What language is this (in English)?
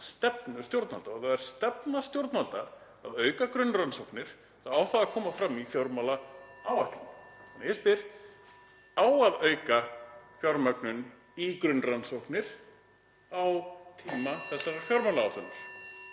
Icelandic